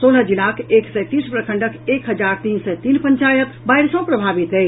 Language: Maithili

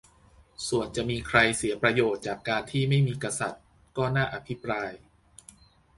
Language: Thai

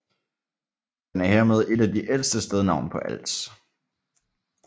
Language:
Danish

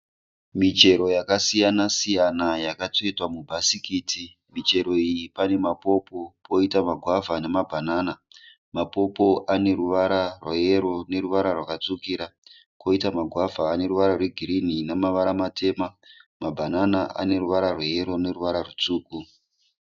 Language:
Shona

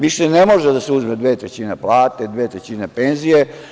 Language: Serbian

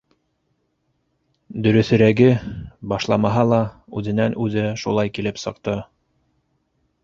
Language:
Bashkir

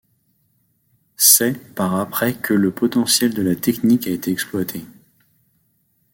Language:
French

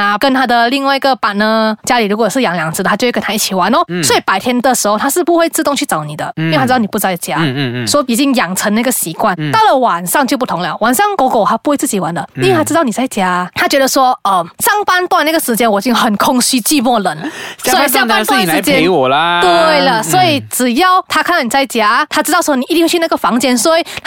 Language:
Chinese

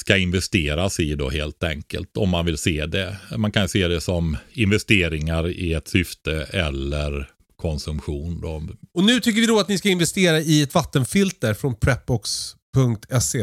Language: Swedish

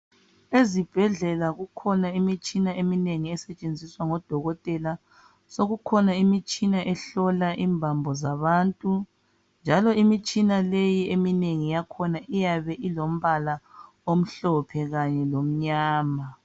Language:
North Ndebele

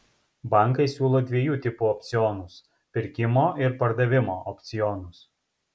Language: Lithuanian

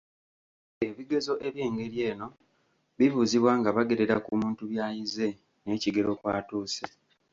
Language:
Ganda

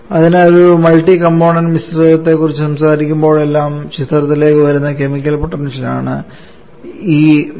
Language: Malayalam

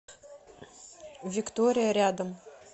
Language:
Russian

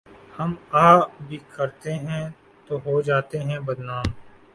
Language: Urdu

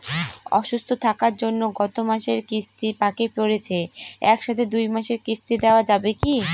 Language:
Bangla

